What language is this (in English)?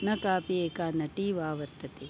Sanskrit